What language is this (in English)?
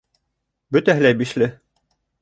Bashkir